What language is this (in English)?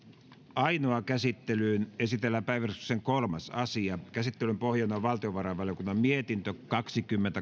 Finnish